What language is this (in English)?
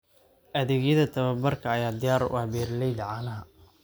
Somali